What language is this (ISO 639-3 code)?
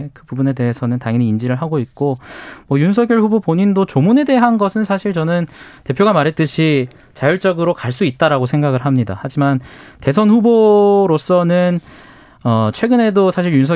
kor